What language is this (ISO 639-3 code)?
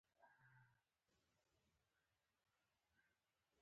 pus